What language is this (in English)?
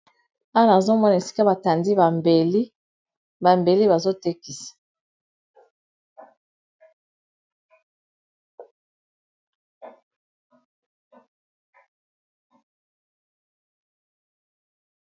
Lingala